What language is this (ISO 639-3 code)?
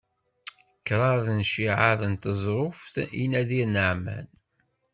kab